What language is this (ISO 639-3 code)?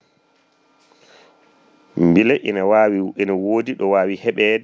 ful